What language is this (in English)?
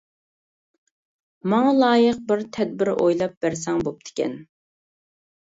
Uyghur